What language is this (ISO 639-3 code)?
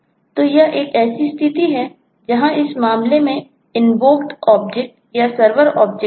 hin